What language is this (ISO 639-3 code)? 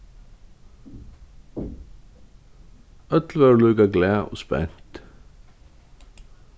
fao